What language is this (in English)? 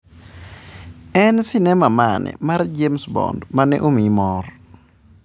Luo (Kenya and Tanzania)